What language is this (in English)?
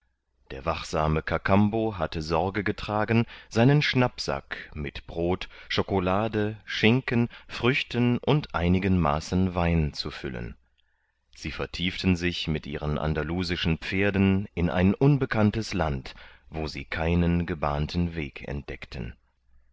German